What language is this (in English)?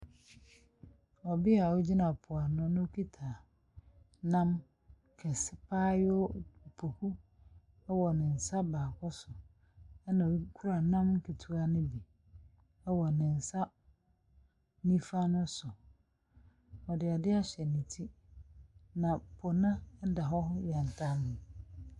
Akan